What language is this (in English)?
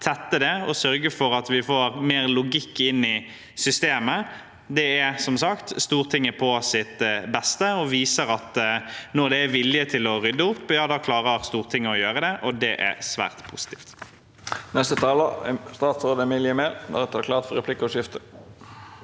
Norwegian